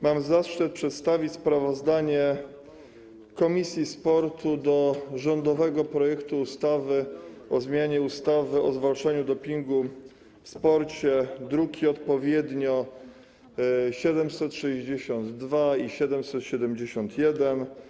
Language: Polish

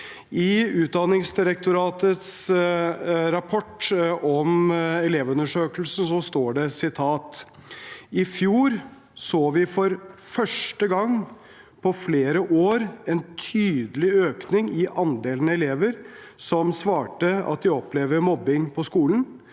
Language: Norwegian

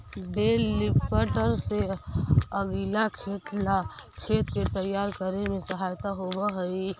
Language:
Magahi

